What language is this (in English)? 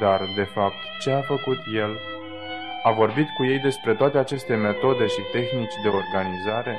Romanian